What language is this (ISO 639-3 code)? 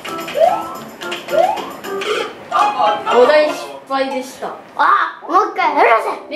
jpn